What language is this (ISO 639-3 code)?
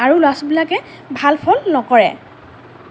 asm